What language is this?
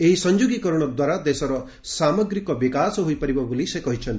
Odia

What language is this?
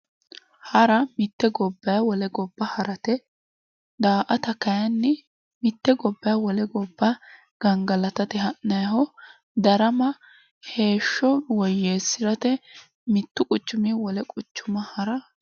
Sidamo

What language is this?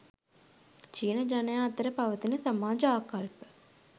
Sinhala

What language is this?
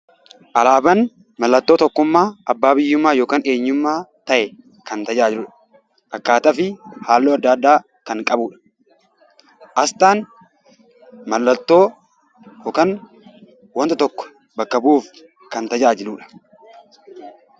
Oromo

